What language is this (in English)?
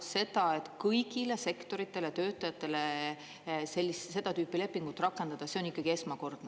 Estonian